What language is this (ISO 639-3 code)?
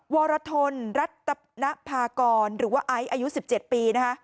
tha